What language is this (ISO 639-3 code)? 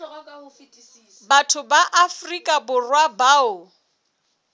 sot